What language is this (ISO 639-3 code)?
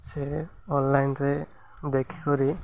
ori